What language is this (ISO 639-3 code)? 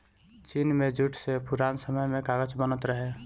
bho